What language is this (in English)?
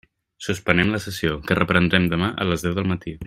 Catalan